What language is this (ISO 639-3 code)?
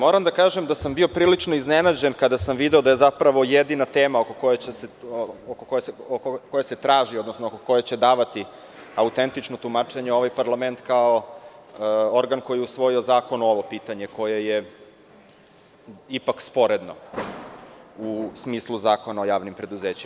srp